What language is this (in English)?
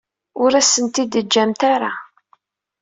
Kabyle